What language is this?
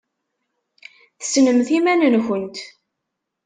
Kabyle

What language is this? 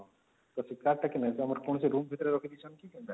Odia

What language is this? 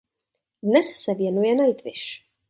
Czech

